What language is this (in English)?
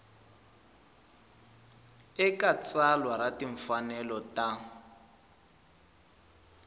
Tsonga